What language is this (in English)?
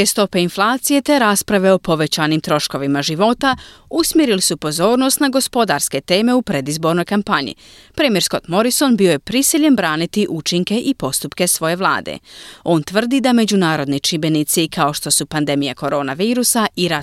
Croatian